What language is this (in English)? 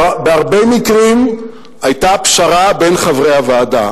Hebrew